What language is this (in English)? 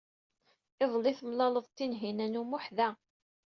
Kabyle